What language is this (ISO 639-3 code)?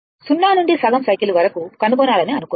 tel